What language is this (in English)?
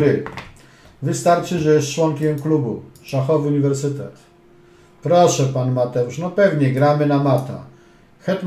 Polish